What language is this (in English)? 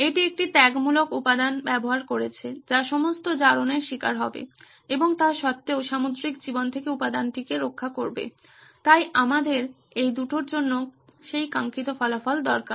Bangla